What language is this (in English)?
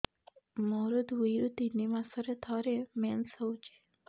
Odia